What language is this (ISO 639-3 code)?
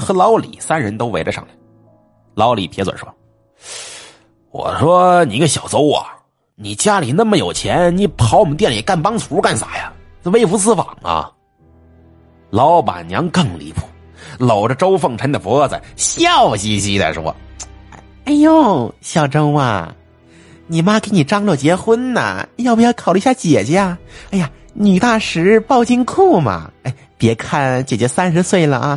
zho